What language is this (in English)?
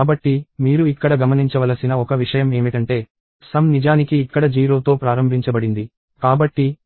Telugu